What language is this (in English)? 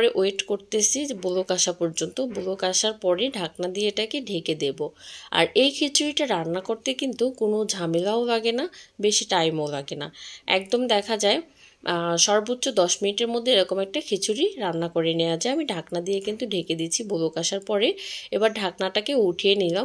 Bangla